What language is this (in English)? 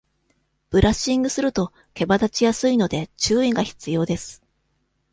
Japanese